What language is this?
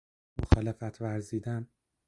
Persian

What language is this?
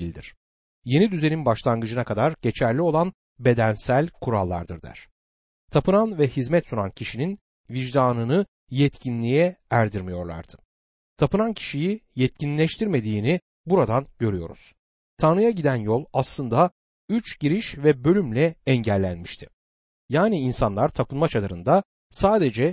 Turkish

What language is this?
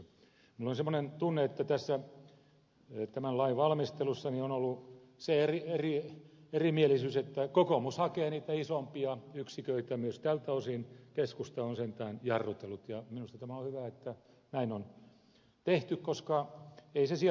Finnish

